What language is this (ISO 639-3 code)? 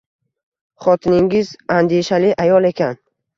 uzb